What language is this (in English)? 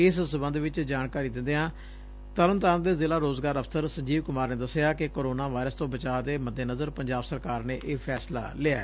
Punjabi